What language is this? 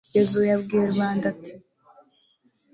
Kinyarwanda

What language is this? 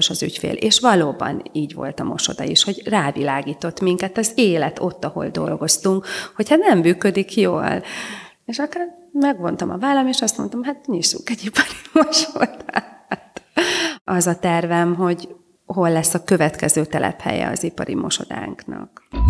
Hungarian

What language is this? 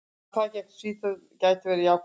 Icelandic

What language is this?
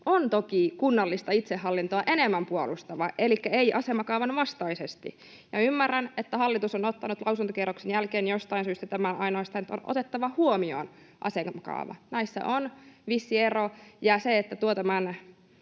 Finnish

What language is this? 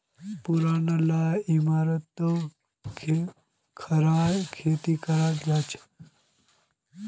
Magahi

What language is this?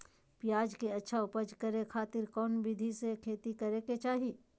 Magahi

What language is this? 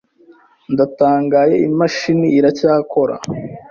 Kinyarwanda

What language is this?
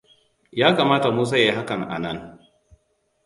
Hausa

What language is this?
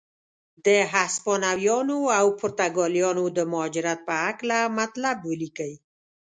Pashto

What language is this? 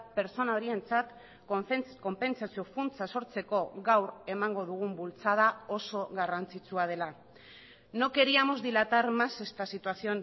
Basque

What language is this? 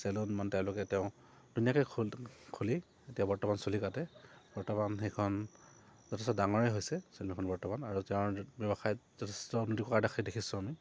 Assamese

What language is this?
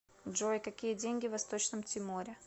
Russian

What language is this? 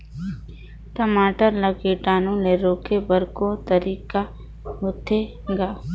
Chhattisgarhi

